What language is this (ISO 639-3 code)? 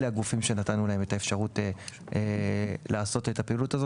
heb